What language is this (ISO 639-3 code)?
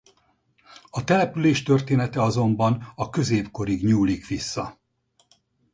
hun